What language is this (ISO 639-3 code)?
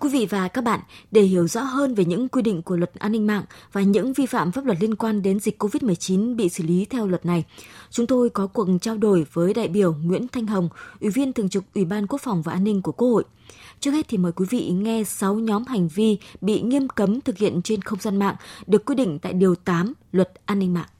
vie